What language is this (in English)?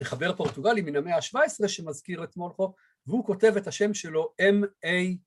Hebrew